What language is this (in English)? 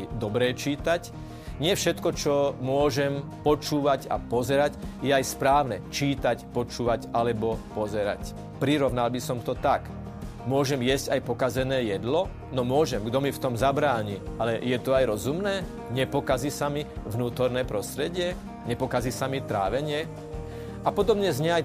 Slovak